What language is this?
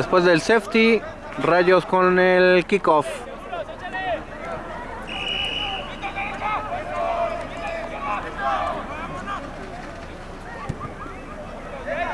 Spanish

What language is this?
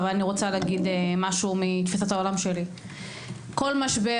Hebrew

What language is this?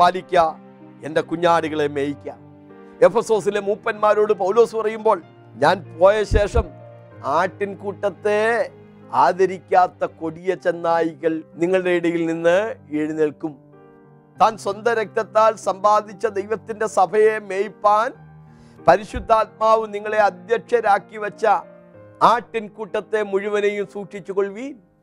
Malayalam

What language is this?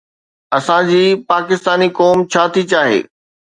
Sindhi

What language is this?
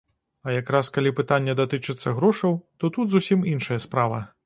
Belarusian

